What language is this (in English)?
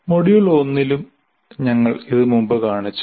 Malayalam